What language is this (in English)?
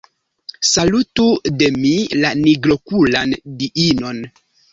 Esperanto